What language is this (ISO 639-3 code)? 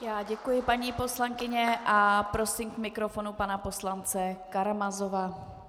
ces